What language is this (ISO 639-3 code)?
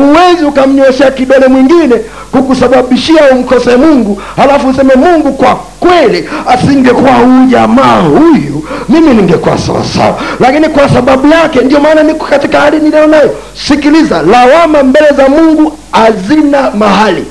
swa